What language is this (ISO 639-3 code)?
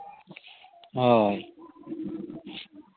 sat